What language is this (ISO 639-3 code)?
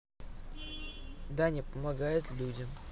rus